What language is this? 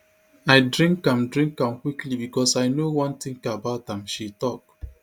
Nigerian Pidgin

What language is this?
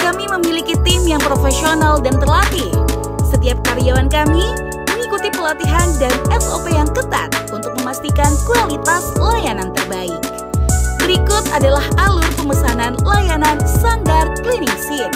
Indonesian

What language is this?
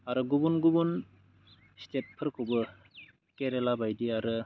Bodo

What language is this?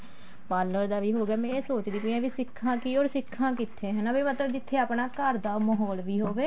Punjabi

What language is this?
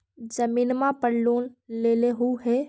Magahi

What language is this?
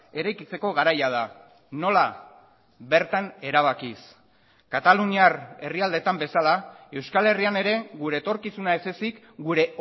Basque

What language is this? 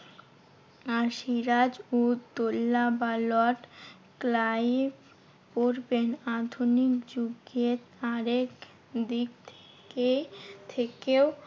Bangla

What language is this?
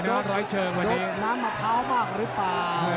Thai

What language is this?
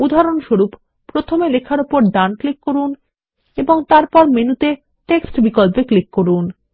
Bangla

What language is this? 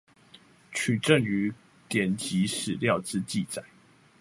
Chinese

